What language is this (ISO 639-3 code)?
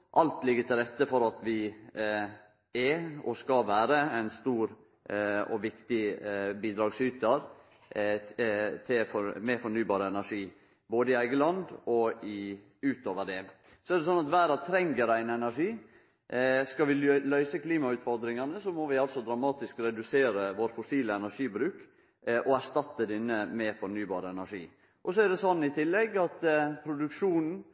nno